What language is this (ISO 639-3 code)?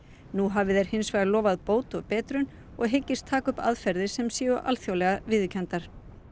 isl